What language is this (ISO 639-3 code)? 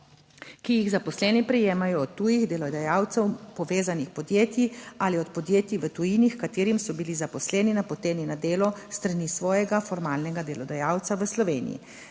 slv